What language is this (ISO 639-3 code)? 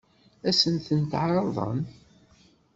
kab